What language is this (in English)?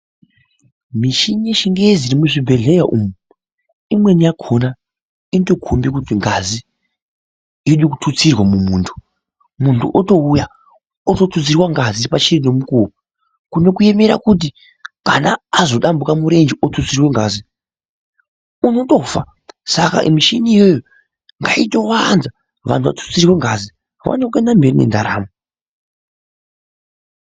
Ndau